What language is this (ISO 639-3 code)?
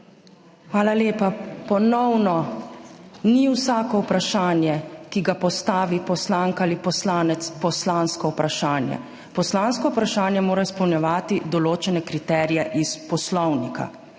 slv